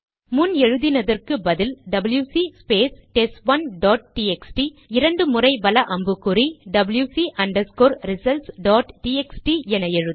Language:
Tamil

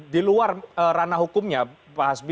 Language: Indonesian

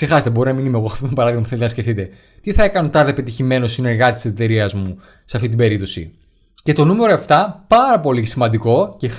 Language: Greek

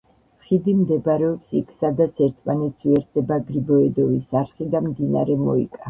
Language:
Georgian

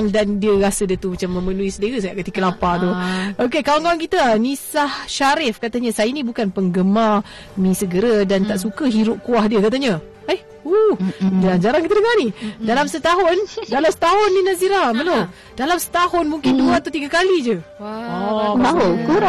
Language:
Malay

